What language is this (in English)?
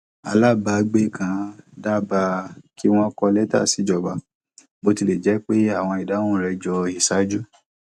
Yoruba